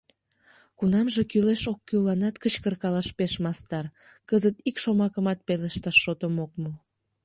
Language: Mari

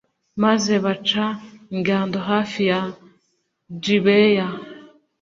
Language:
Kinyarwanda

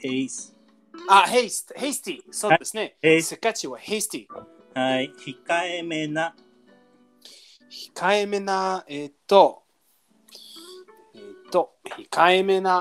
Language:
Japanese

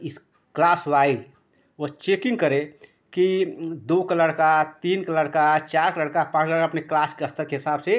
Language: Hindi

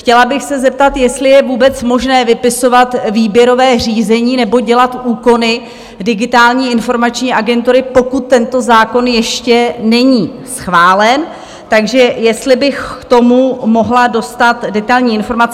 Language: Czech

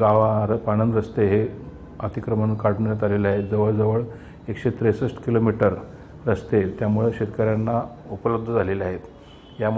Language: Hindi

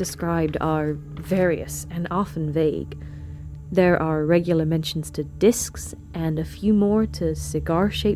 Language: English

